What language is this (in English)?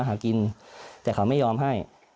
Thai